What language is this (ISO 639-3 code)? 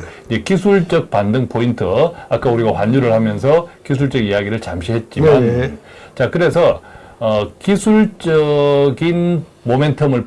kor